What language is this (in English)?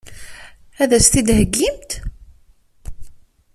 Kabyle